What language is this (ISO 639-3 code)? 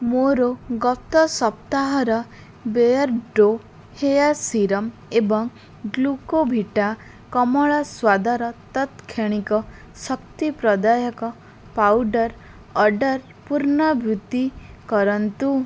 ori